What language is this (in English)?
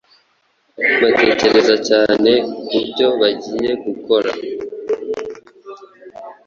Kinyarwanda